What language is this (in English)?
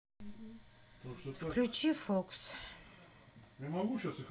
Russian